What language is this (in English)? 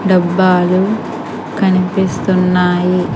Telugu